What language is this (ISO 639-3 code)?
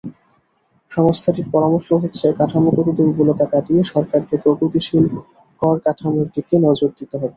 ben